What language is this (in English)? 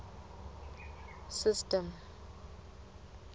Southern Sotho